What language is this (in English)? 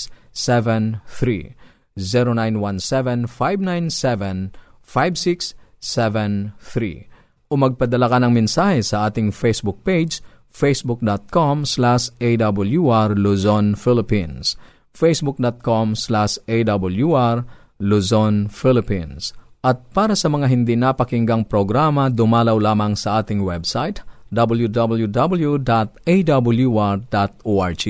Filipino